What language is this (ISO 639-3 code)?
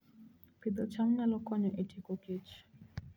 luo